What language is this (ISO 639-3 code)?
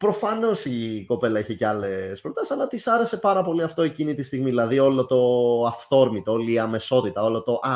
ell